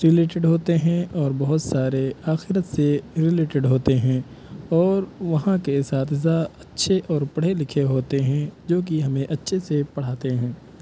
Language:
Urdu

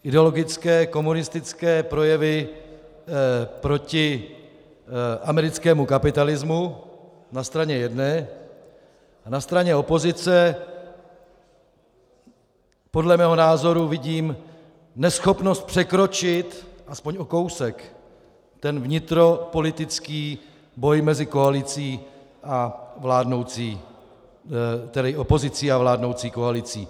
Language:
Czech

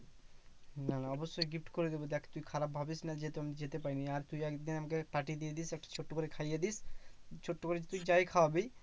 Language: Bangla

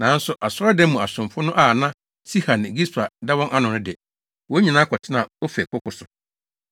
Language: Akan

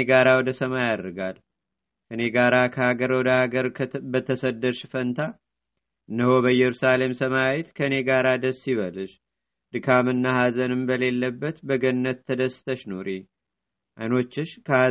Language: Amharic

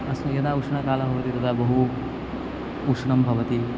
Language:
Sanskrit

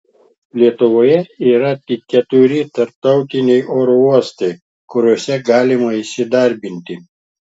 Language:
Lithuanian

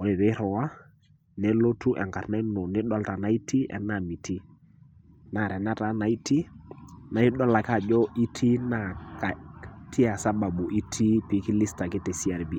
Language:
Masai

